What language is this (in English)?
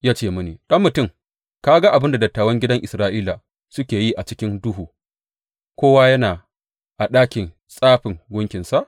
Hausa